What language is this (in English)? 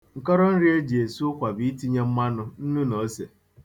Igbo